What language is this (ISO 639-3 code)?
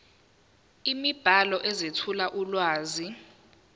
zul